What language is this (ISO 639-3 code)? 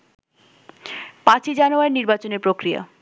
ben